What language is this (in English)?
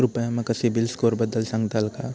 Marathi